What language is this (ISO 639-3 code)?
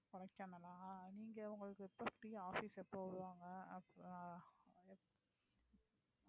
tam